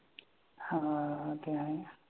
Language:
Marathi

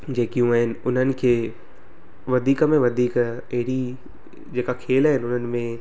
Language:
Sindhi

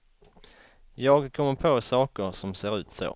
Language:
Swedish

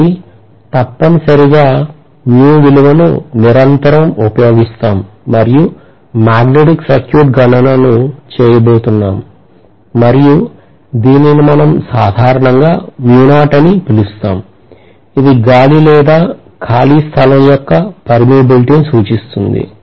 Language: Telugu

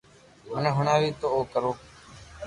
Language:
Loarki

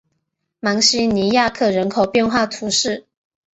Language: Chinese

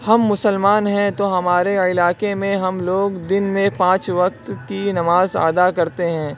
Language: Urdu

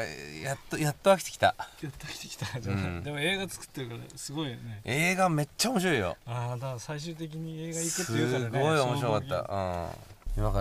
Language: Japanese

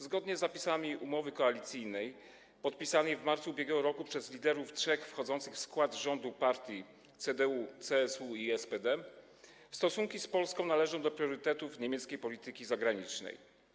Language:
Polish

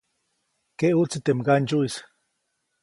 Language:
Copainalá Zoque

